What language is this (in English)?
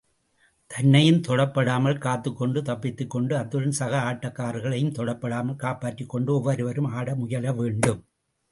Tamil